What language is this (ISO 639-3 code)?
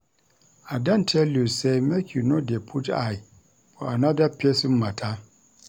pcm